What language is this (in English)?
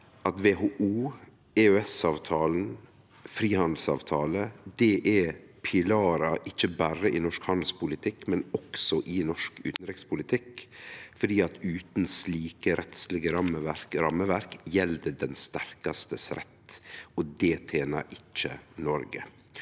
Norwegian